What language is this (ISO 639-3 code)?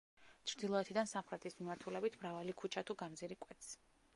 kat